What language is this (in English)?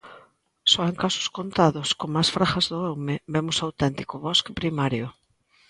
Galician